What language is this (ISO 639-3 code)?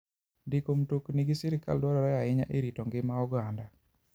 luo